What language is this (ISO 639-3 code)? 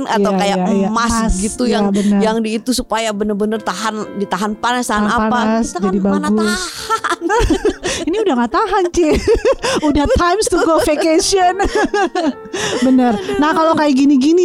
ind